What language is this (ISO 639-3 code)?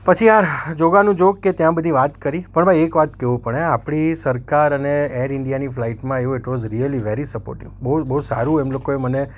guj